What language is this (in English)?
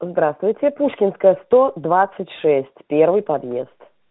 Russian